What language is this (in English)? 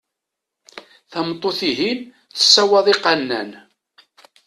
Kabyle